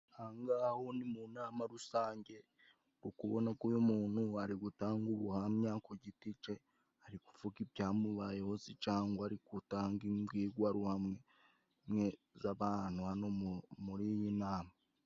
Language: Kinyarwanda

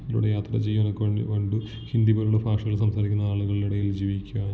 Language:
Malayalam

